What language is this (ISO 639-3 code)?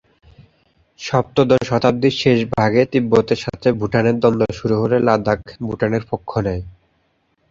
ben